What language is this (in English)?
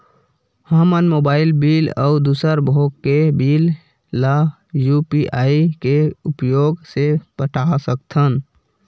Chhattisgarhi